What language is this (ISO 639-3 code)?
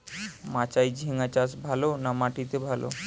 ben